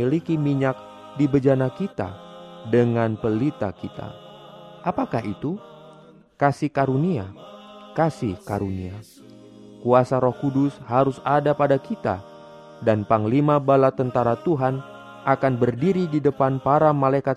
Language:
Indonesian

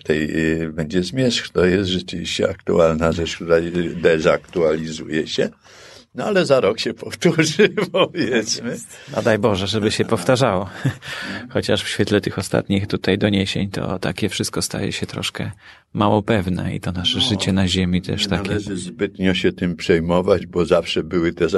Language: Polish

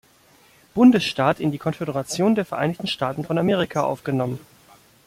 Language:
German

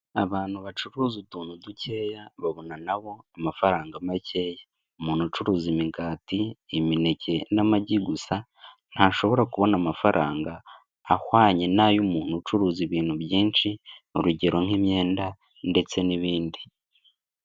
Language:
Kinyarwanda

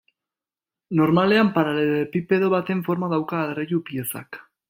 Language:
Basque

